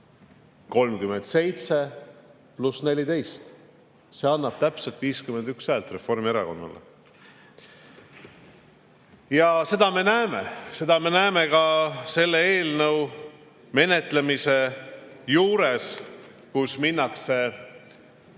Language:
Estonian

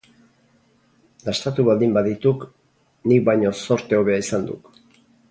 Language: Basque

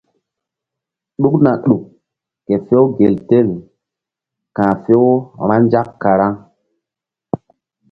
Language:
Mbum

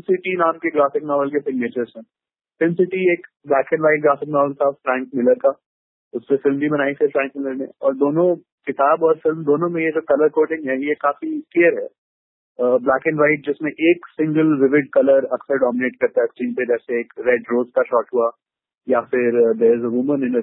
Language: Hindi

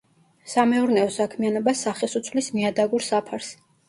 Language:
Georgian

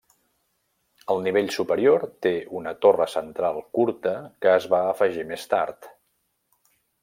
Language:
Catalan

